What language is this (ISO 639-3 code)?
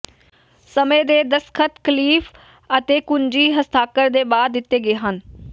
pan